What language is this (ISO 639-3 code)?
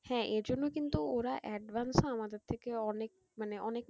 ben